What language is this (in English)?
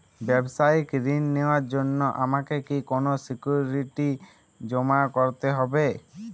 Bangla